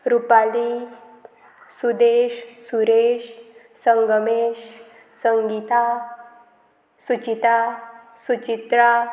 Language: Konkani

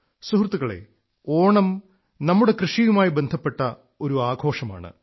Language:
Malayalam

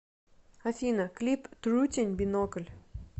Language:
Russian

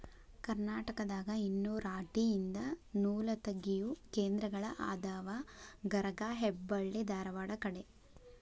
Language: Kannada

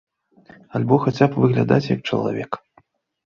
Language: Belarusian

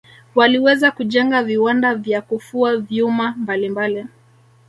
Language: Swahili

